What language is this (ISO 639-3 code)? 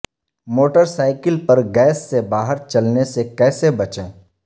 urd